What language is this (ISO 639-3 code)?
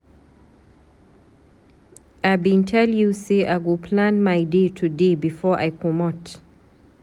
pcm